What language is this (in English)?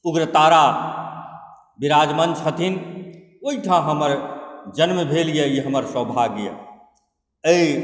Maithili